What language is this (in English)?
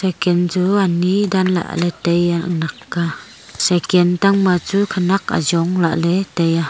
Wancho Naga